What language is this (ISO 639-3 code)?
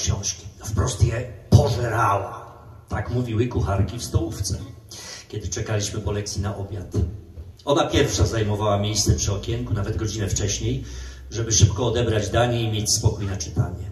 pol